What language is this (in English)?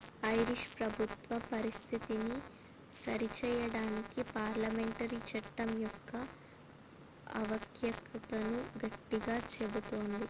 Telugu